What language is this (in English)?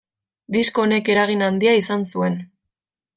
Basque